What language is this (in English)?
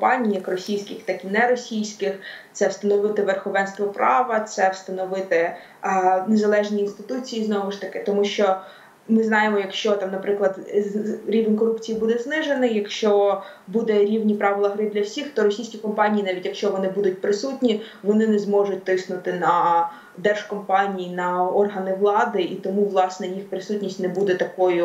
Ukrainian